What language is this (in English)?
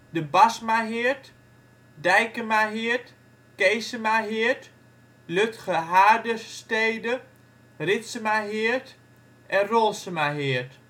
Dutch